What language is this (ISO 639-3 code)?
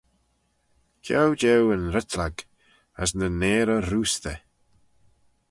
glv